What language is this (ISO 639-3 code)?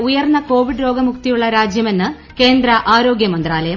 mal